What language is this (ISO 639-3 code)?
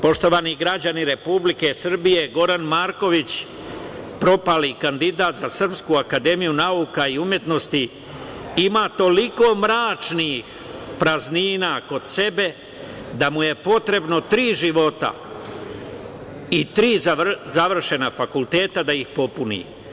srp